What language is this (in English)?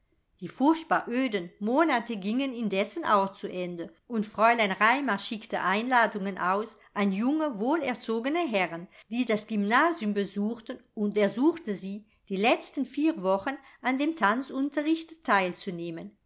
German